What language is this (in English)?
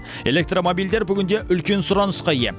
Kazakh